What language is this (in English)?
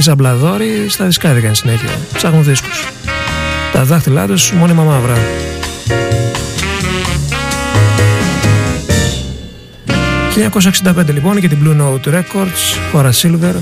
Greek